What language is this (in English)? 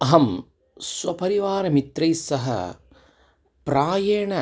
Sanskrit